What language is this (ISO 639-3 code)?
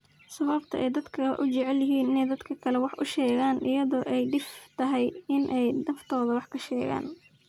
som